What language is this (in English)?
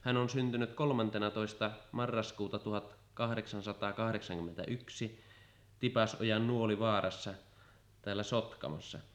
Finnish